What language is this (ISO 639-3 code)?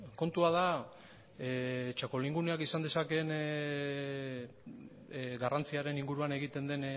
eus